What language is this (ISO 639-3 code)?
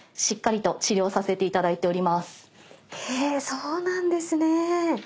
jpn